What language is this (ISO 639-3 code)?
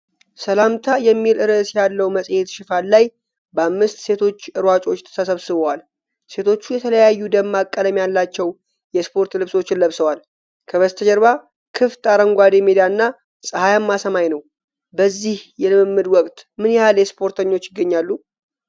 amh